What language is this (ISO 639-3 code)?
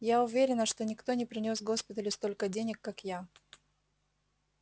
rus